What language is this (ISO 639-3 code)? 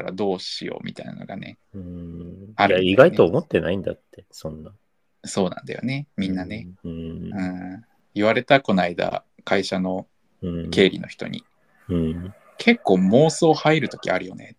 jpn